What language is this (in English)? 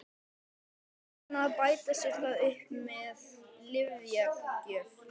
Icelandic